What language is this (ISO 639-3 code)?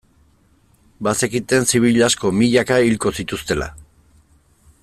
eus